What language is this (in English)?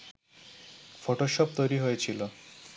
Bangla